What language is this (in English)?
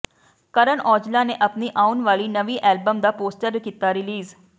Punjabi